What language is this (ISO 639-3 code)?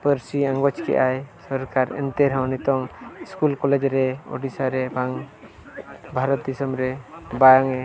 sat